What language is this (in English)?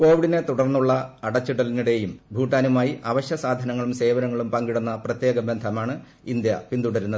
Malayalam